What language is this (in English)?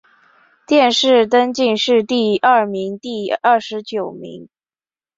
Chinese